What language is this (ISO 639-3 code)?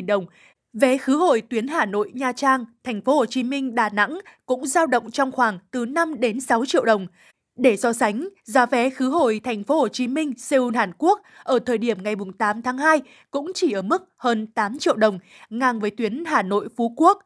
vie